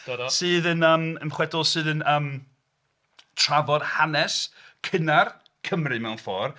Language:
Welsh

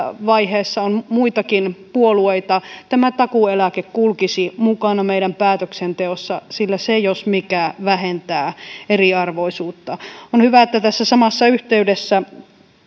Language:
Finnish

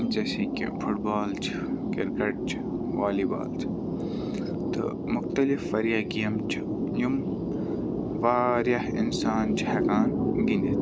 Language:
Kashmiri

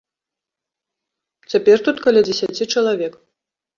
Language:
Belarusian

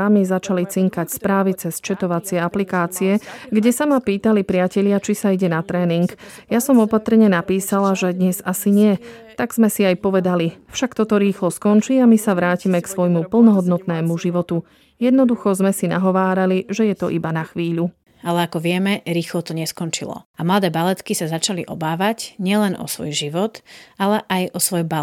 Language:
Slovak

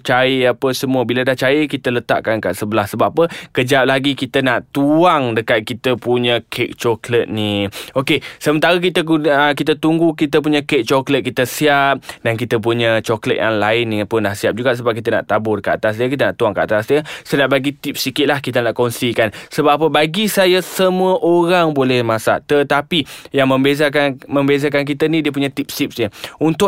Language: Malay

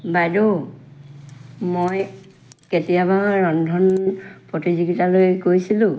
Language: Assamese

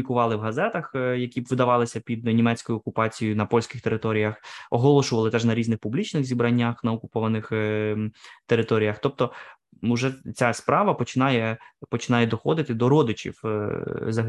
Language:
Ukrainian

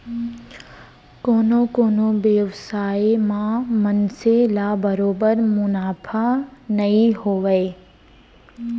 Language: Chhattisgarhi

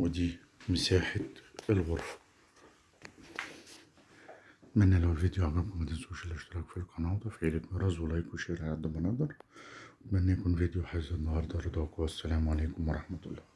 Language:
Arabic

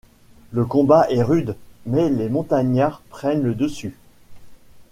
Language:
French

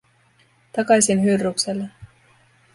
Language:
Finnish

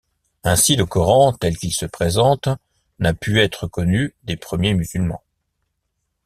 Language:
French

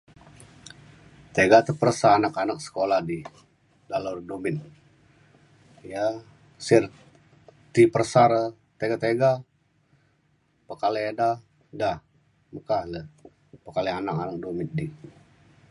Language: Mainstream Kenyah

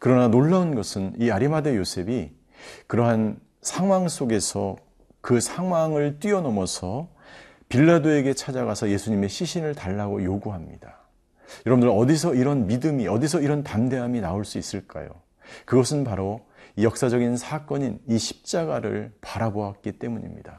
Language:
Korean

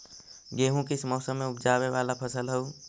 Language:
Magahi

